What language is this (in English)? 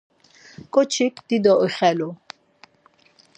Laz